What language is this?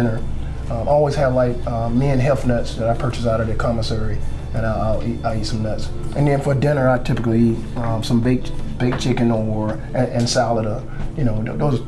English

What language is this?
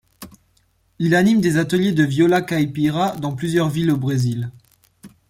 French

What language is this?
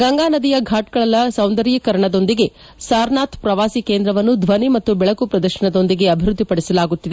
Kannada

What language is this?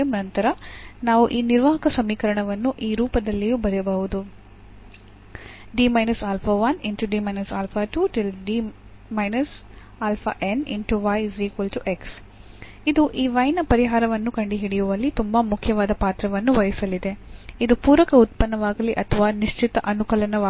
Kannada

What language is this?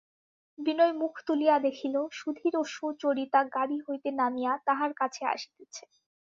Bangla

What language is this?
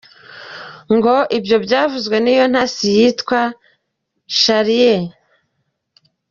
Kinyarwanda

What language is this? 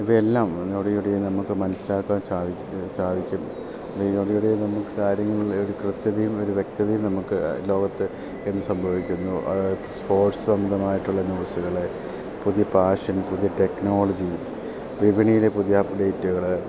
Malayalam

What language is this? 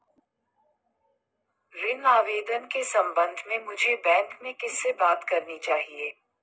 Hindi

